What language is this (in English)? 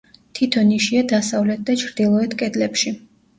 Georgian